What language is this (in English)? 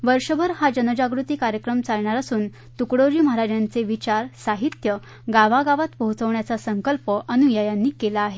Marathi